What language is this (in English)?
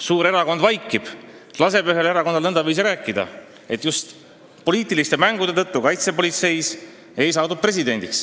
Estonian